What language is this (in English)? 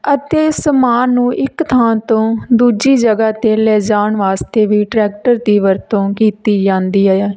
Punjabi